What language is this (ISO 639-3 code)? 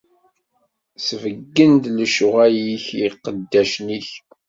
kab